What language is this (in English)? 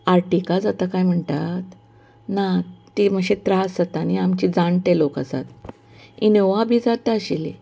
Konkani